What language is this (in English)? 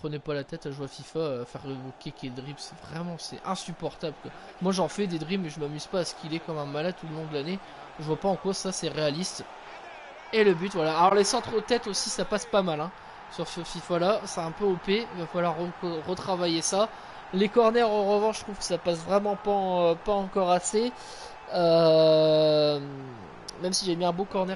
French